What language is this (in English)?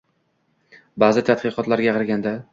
Uzbek